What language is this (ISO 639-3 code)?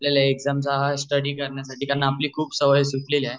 mar